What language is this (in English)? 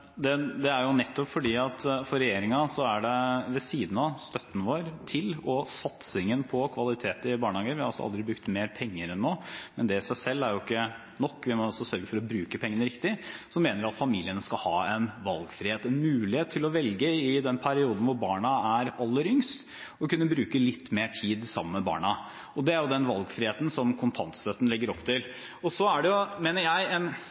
Norwegian